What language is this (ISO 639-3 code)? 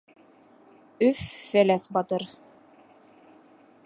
bak